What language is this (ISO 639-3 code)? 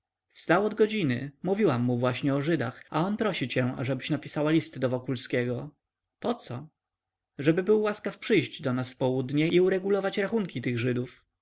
pol